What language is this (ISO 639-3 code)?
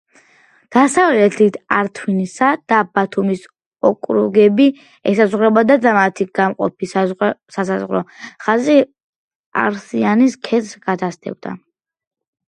kat